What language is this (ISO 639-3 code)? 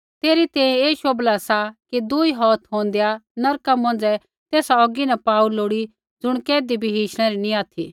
kfx